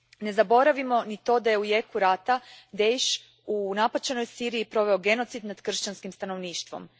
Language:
Croatian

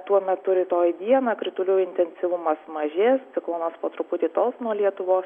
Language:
Lithuanian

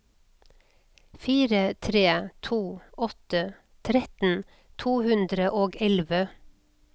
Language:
Norwegian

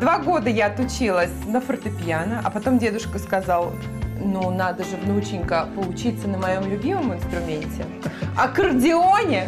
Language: Russian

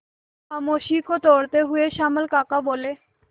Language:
Hindi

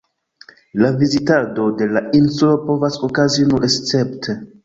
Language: Esperanto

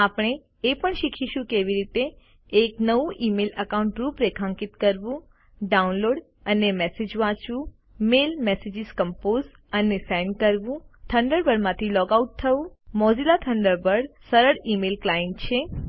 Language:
Gujarati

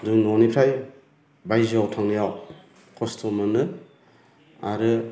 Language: Bodo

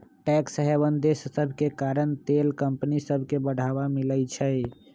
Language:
Magahi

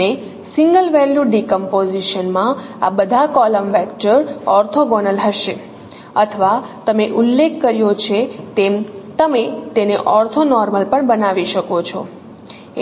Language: Gujarati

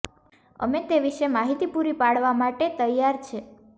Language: Gujarati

